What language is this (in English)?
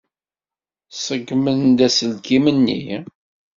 Kabyle